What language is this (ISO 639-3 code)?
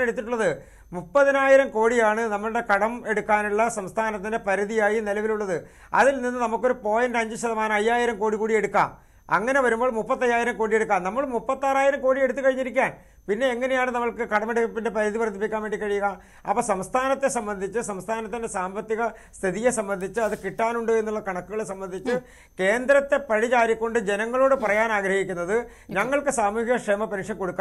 mal